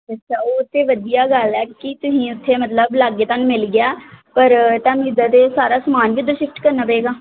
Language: Punjabi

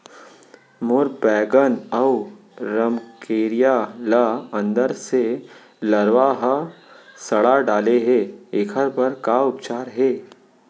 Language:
Chhattisgarhi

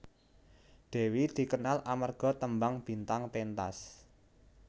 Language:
Javanese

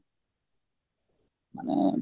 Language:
Odia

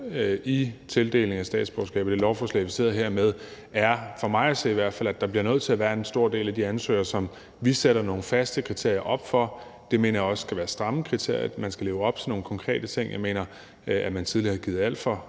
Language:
Danish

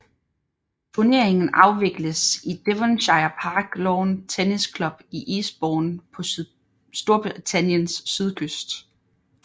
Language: Danish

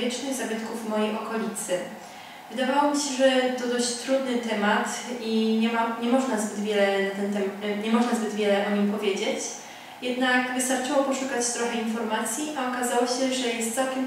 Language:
Polish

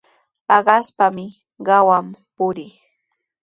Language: Sihuas Ancash Quechua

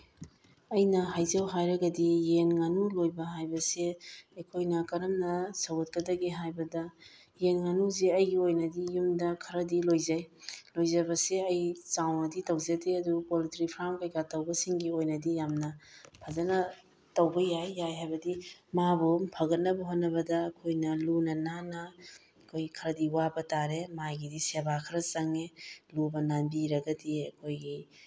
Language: Manipuri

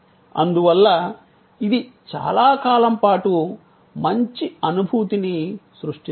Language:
Telugu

